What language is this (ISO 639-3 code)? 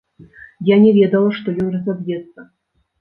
bel